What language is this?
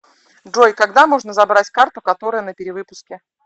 Russian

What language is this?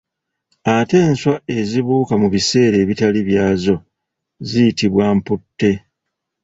Ganda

